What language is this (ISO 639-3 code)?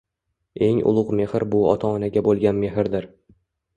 uzb